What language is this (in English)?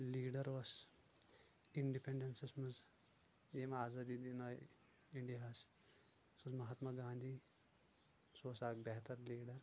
Kashmiri